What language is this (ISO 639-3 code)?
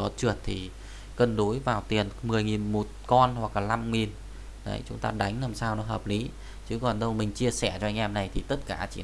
vie